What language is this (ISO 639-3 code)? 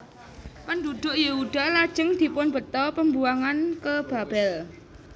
jav